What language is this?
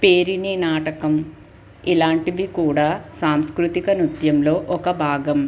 Telugu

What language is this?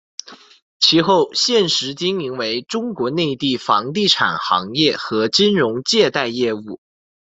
Chinese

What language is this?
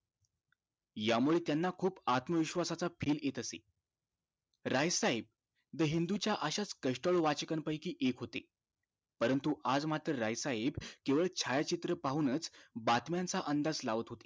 Marathi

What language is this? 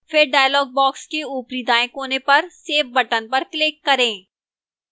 Hindi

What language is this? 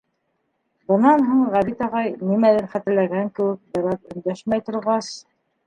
Bashkir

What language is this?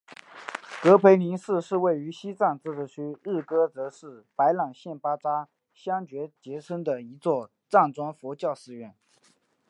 Chinese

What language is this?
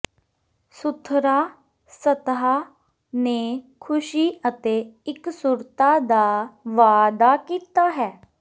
Punjabi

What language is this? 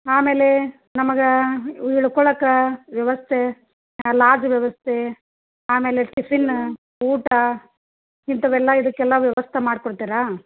Kannada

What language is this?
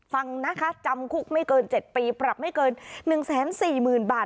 Thai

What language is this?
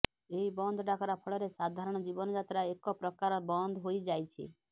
Odia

